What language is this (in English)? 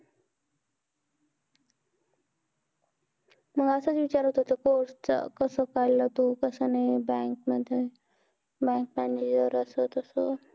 Marathi